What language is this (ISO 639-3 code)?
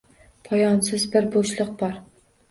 uzb